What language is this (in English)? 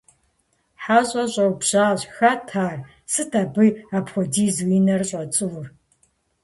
Kabardian